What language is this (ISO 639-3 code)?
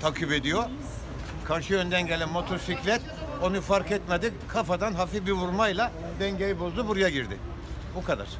tur